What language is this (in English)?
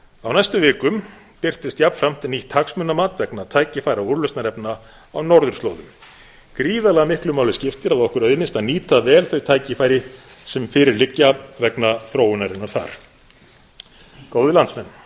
Icelandic